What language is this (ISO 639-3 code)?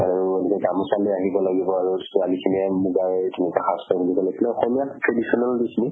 asm